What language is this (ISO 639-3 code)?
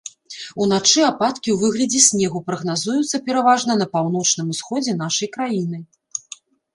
bel